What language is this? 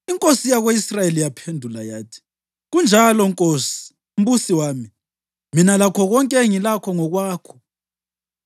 North Ndebele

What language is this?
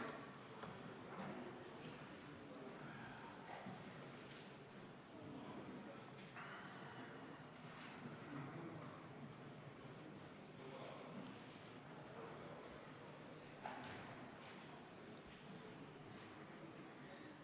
Estonian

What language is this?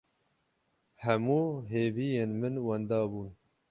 Kurdish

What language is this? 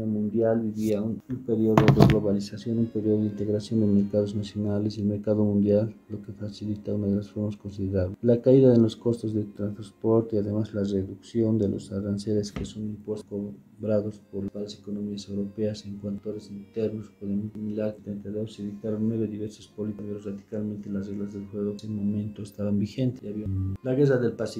Spanish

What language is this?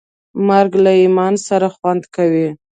Pashto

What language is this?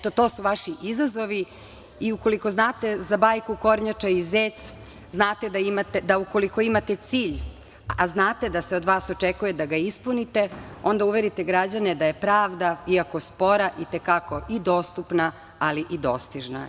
Serbian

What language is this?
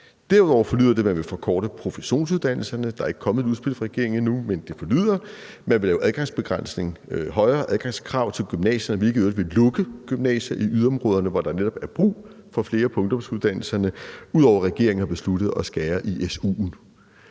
Danish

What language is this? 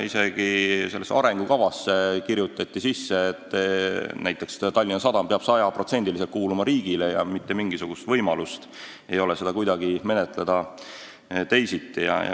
Estonian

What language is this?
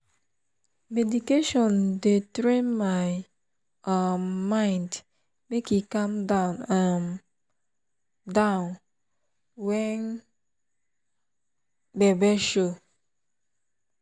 Nigerian Pidgin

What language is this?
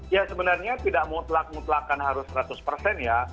Indonesian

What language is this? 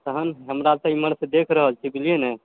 Maithili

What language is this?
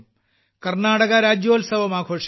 Malayalam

